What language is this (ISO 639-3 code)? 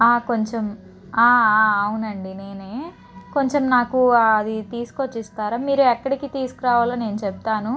tel